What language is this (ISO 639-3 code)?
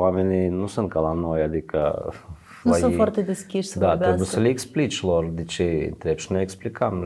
ron